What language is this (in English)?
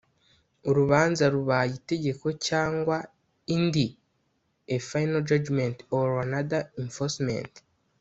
Kinyarwanda